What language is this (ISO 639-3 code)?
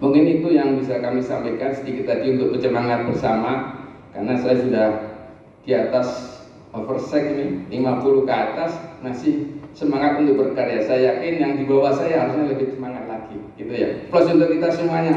ind